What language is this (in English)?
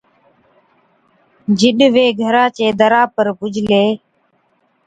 Od